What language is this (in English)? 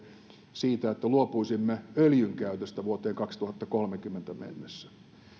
Finnish